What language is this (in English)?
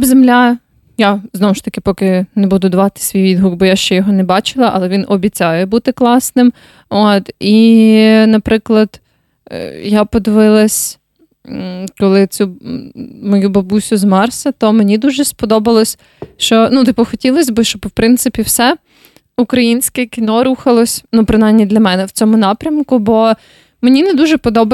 Ukrainian